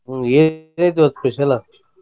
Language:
Kannada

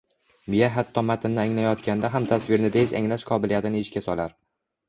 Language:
Uzbek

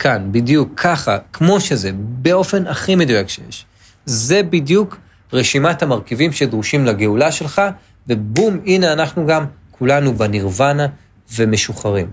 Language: Hebrew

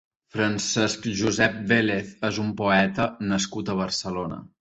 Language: Catalan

